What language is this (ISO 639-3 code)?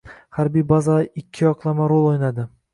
uzb